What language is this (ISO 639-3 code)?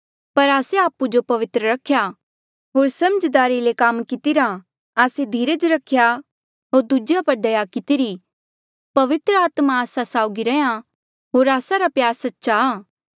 mjl